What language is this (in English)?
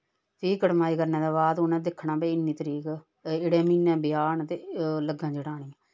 Dogri